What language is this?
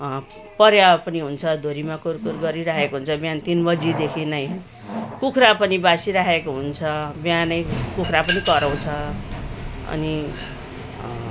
Nepali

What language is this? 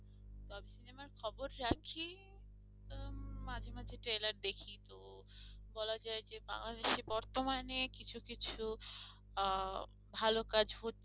Bangla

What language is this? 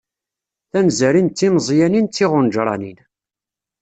Kabyle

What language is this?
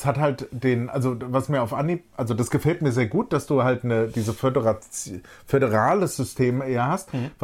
German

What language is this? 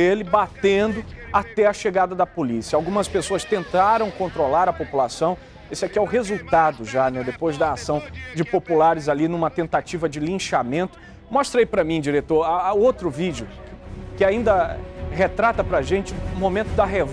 Portuguese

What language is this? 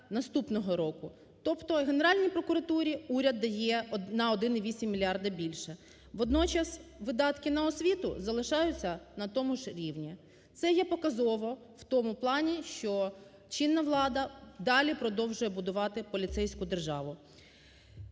Ukrainian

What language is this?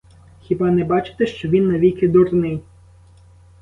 Ukrainian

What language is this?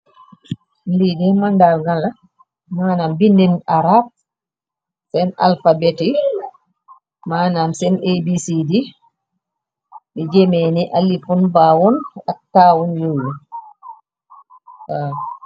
Wolof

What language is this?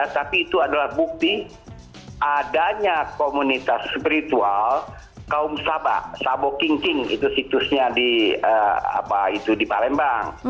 Indonesian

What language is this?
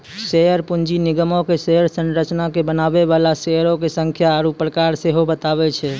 Maithili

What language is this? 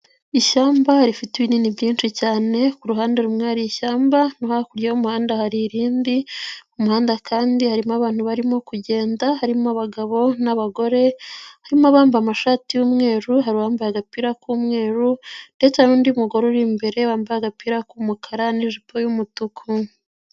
Kinyarwanda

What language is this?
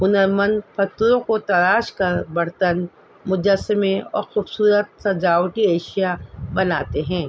Urdu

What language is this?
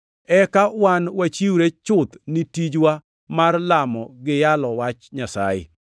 Luo (Kenya and Tanzania)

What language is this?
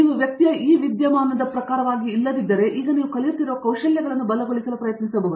Kannada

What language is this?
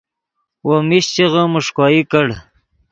Yidgha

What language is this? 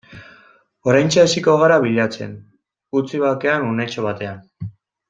Basque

